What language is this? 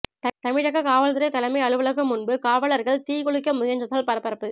Tamil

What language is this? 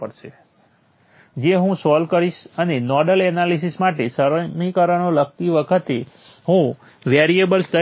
Gujarati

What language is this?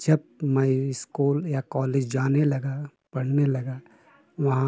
Hindi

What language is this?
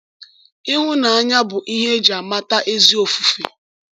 Igbo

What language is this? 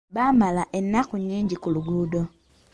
Ganda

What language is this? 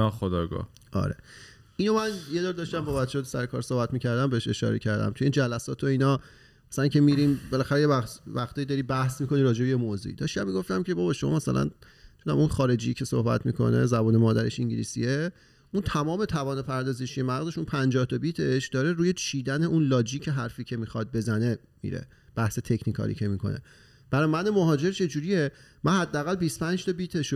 Persian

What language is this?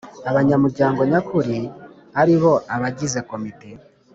Kinyarwanda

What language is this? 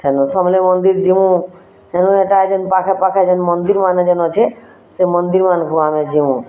Odia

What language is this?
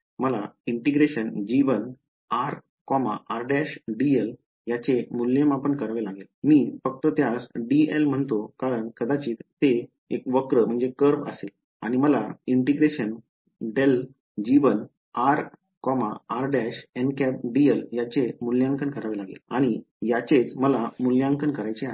Marathi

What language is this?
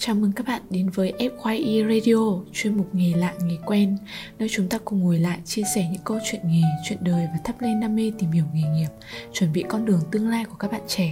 Vietnamese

